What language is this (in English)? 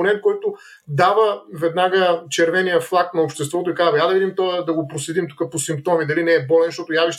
Bulgarian